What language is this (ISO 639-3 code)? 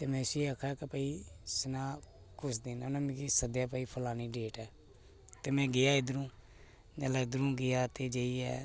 doi